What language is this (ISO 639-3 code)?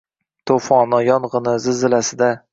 uzb